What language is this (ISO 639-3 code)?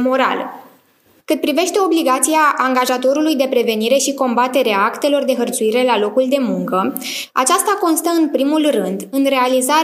ron